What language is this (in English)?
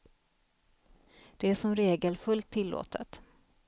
Swedish